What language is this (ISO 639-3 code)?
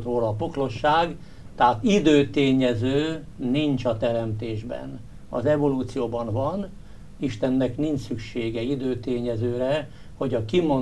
hun